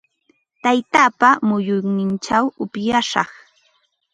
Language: Ambo-Pasco Quechua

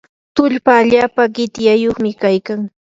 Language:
Yanahuanca Pasco Quechua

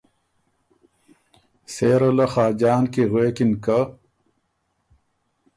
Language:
Ormuri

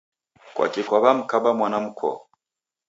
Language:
Taita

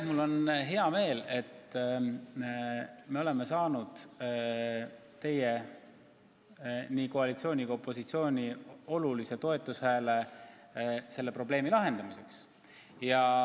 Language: Estonian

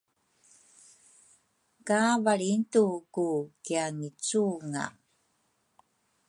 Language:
Rukai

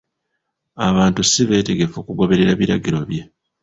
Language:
Ganda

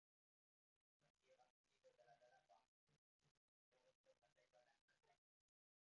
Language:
English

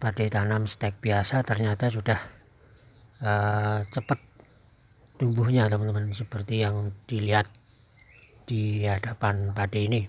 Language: Indonesian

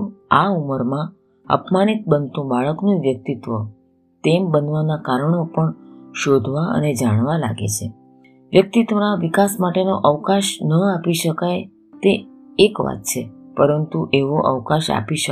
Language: Gujarati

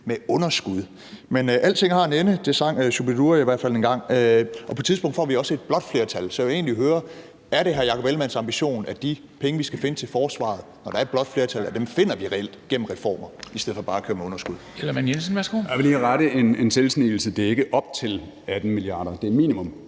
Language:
Danish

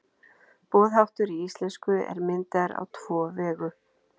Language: Icelandic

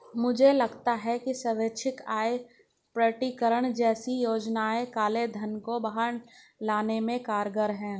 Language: Hindi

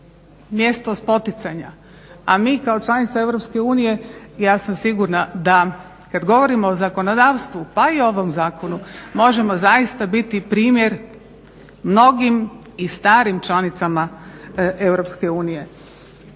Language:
Croatian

